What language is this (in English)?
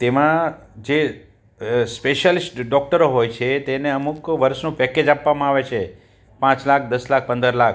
Gujarati